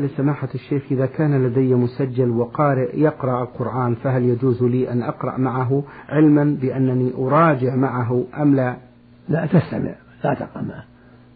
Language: Arabic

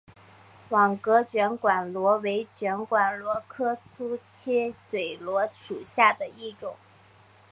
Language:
Chinese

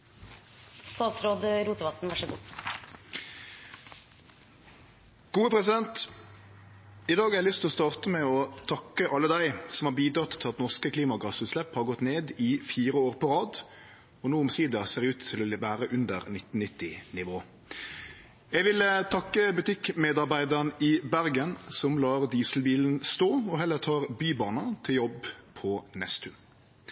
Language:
Norwegian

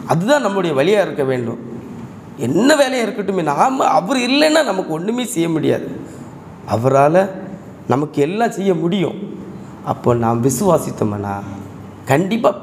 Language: Korean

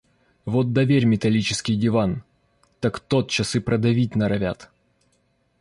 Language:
Russian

